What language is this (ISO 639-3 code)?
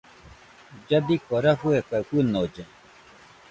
hux